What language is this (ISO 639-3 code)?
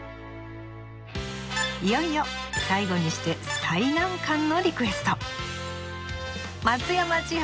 jpn